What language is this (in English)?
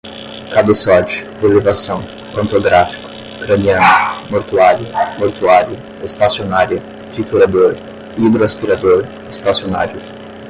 Portuguese